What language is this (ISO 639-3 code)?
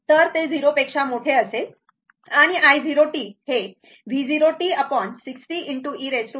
mar